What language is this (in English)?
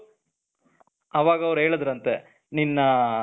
Kannada